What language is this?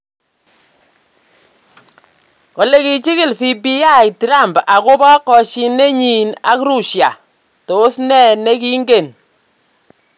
Kalenjin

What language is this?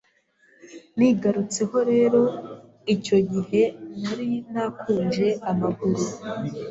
Kinyarwanda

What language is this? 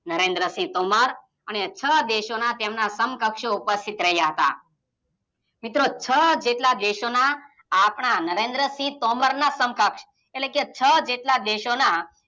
Gujarati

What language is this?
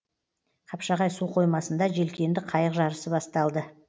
Kazakh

